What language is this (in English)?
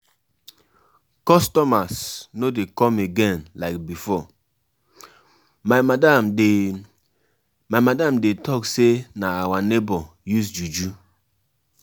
Nigerian Pidgin